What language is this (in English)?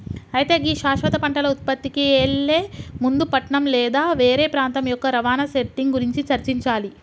Telugu